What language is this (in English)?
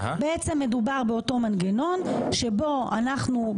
Hebrew